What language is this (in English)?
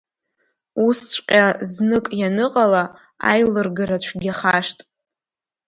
Abkhazian